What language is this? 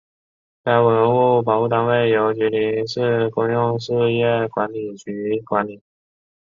Chinese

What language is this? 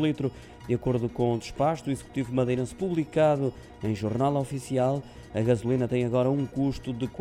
Portuguese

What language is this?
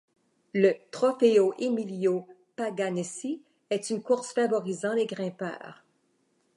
French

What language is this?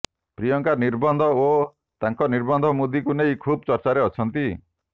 Odia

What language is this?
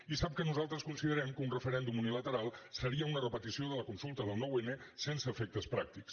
Catalan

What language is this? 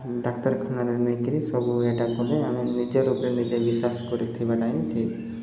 Odia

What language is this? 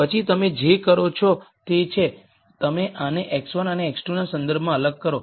Gujarati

